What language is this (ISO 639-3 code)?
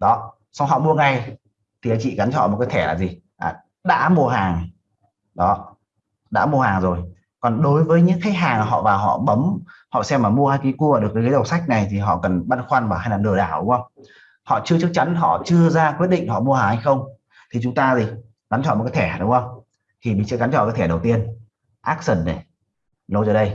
vie